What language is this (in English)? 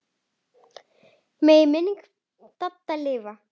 Icelandic